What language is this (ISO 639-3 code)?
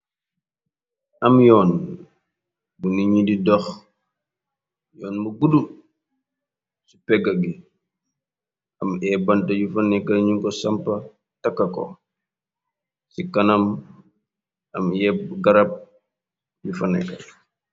wol